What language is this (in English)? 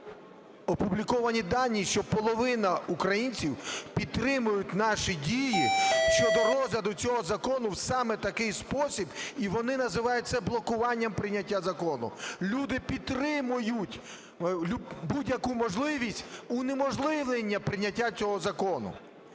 Ukrainian